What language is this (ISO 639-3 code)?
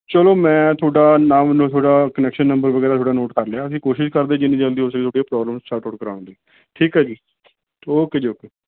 pan